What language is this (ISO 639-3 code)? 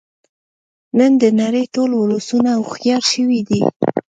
pus